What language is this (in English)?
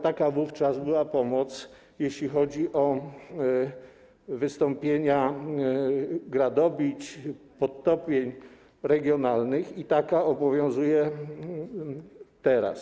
Polish